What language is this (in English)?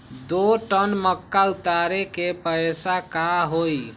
Magahi